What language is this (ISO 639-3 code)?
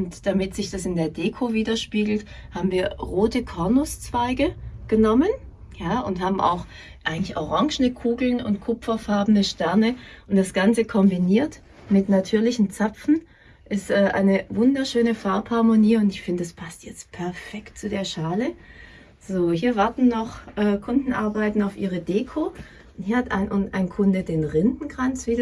deu